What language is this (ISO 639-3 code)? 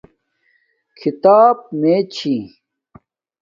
dmk